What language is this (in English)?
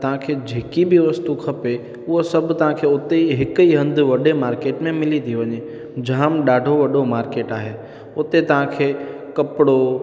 Sindhi